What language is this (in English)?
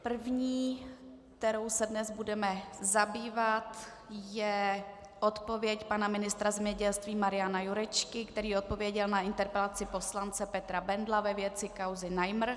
Czech